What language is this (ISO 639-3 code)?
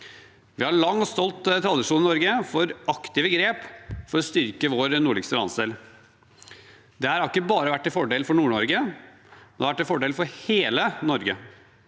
nor